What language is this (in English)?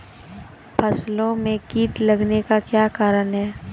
Maithili